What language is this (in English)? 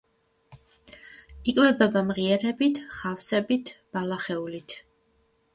Georgian